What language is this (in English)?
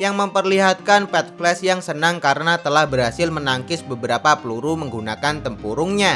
Indonesian